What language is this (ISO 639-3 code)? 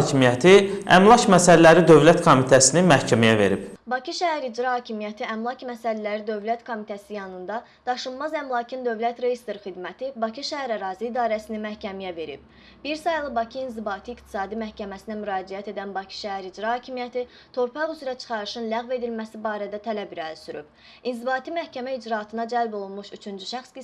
aze